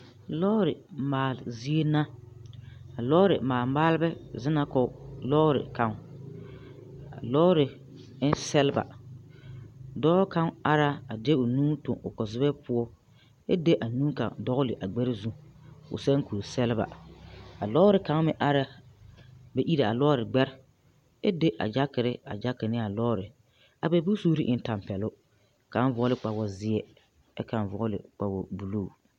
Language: Southern Dagaare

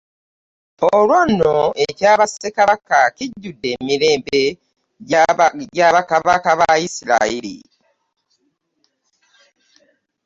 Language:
Ganda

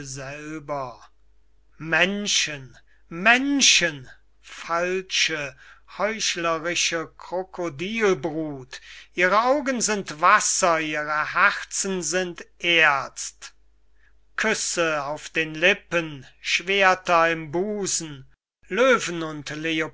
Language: German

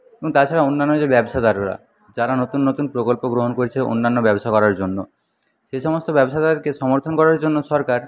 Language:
Bangla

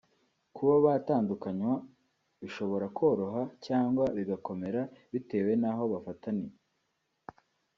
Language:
Kinyarwanda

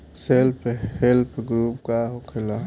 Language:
Bhojpuri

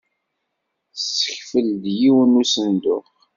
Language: Kabyle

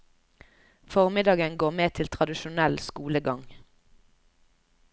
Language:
Norwegian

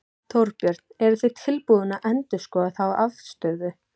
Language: Icelandic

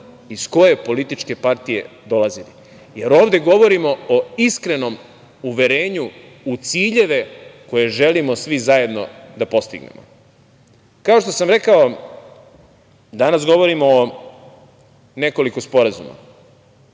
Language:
Serbian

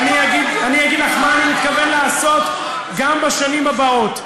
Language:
Hebrew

